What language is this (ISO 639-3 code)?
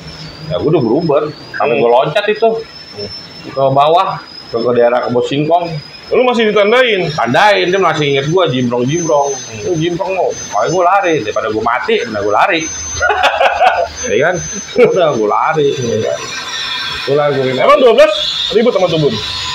ind